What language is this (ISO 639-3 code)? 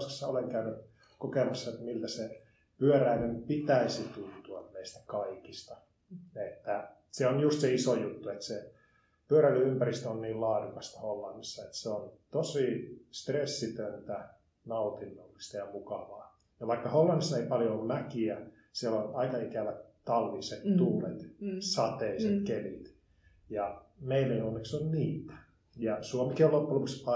fin